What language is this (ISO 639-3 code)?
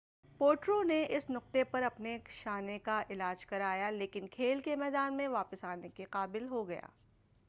urd